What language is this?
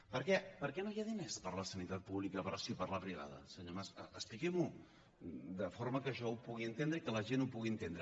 Catalan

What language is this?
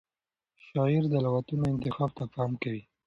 Pashto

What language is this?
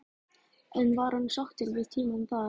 Icelandic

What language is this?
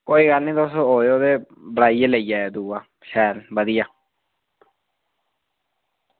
Dogri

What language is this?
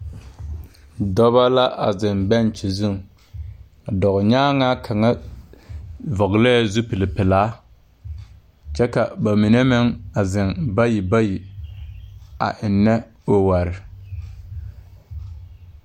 Southern Dagaare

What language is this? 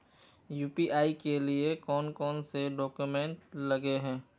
Magahi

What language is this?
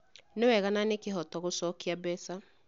Kikuyu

